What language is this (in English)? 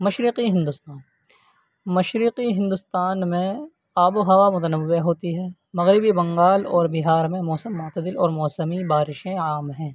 Urdu